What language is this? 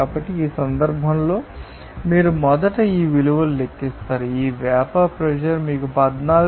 Telugu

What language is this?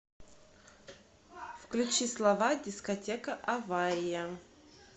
Russian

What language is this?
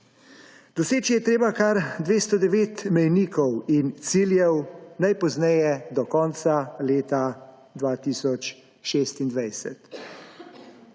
Slovenian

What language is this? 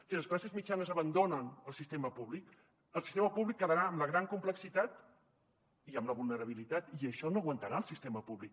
Catalan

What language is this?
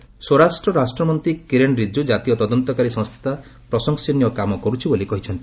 Odia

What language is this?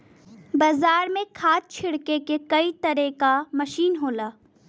Bhojpuri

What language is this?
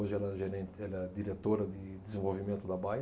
Portuguese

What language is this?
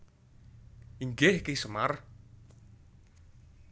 Javanese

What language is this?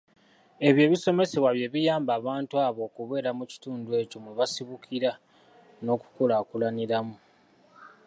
Ganda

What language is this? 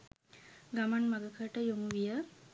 Sinhala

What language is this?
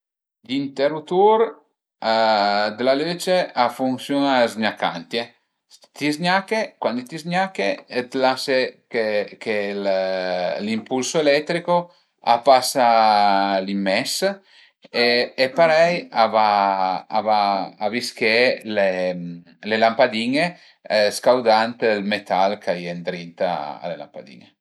Piedmontese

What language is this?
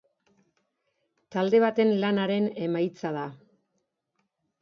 Basque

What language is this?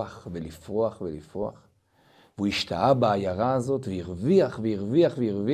Hebrew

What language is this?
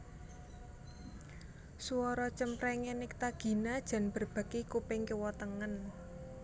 Javanese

